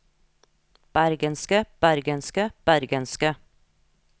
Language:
Norwegian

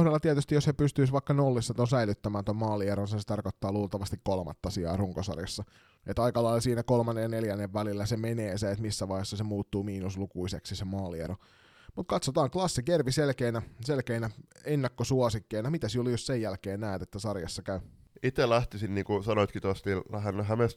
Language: Finnish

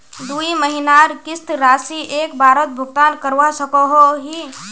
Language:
Magahi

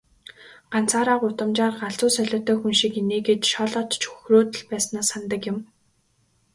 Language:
Mongolian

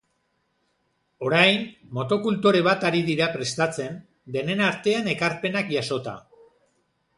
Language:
Basque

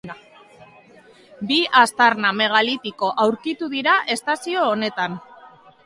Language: Basque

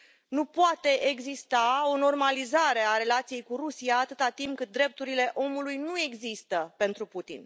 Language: Romanian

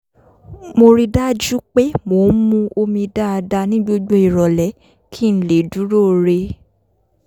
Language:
Yoruba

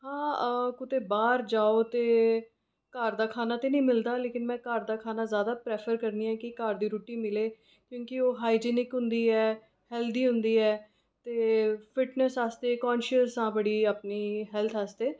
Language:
Dogri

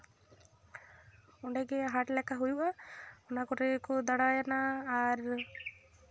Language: Santali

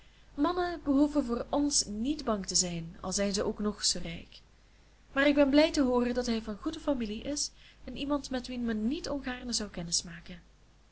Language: Dutch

